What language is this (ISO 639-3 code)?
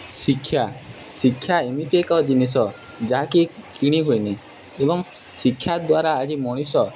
ori